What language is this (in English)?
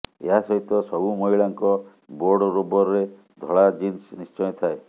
Odia